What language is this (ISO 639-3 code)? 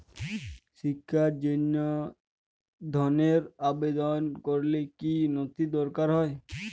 ben